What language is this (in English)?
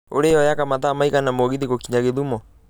Kikuyu